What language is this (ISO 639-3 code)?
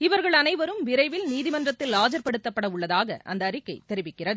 tam